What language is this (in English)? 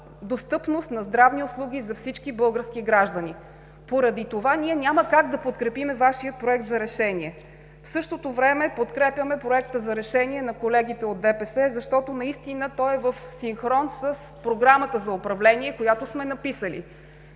Bulgarian